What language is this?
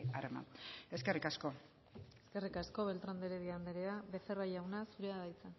Basque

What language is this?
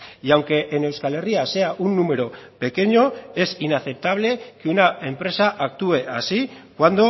Spanish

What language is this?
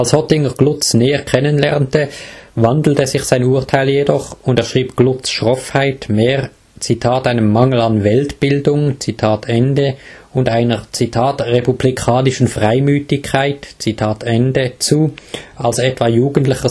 German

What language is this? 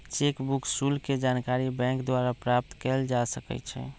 Magahi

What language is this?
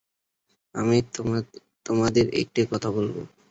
Bangla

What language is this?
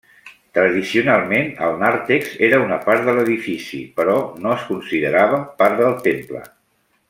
Catalan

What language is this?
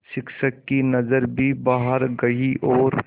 Hindi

